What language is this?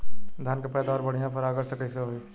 Bhojpuri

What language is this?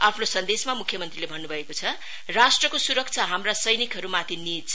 Nepali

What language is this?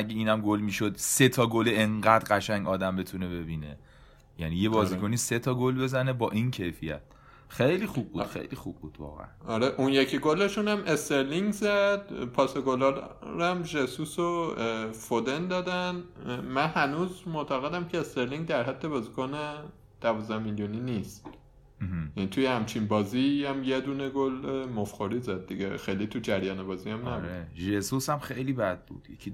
Persian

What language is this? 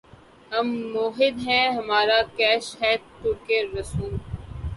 Urdu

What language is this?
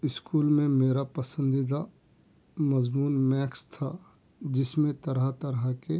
Urdu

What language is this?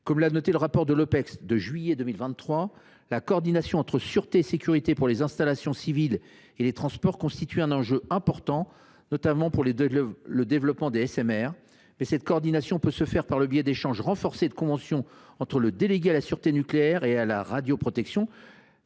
French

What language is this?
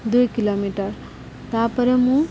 Odia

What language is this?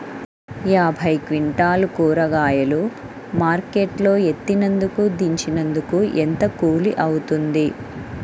Telugu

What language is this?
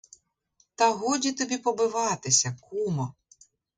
Ukrainian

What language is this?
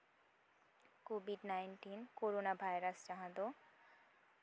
Santali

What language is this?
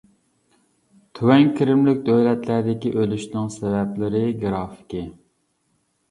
Uyghur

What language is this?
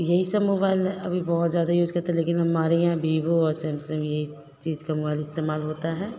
Hindi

